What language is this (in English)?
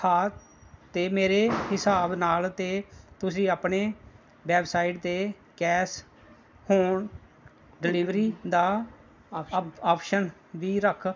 Punjabi